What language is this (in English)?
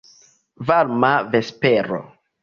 Esperanto